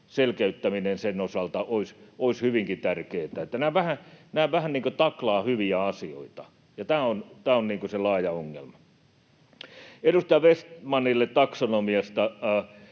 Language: Finnish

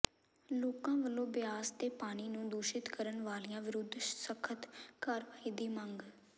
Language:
Punjabi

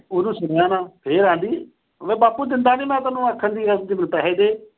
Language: Punjabi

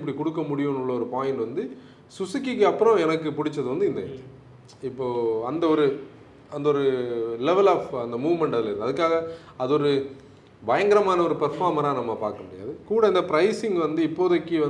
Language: Tamil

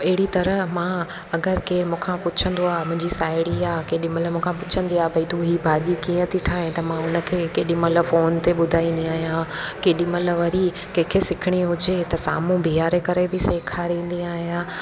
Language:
Sindhi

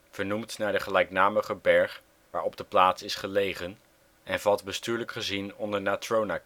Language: Dutch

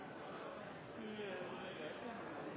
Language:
Norwegian Nynorsk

